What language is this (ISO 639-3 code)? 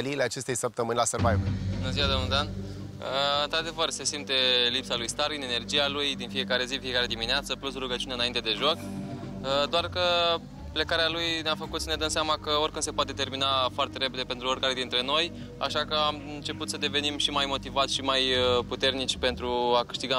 ron